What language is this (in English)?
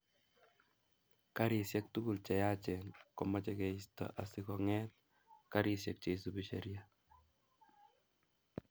Kalenjin